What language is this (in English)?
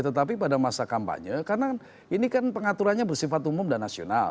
Indonesian